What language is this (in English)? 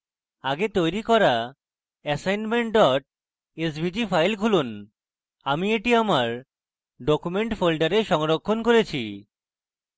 Bangla